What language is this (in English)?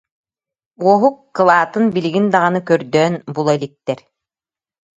Yakut